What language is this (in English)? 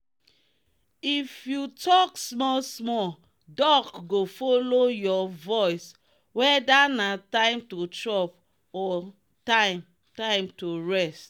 Nigerian Pidgin